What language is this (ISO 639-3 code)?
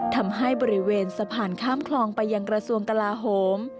tha